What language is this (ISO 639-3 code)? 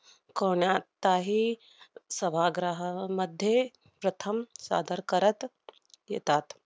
mar